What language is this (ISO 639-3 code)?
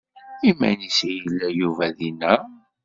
kab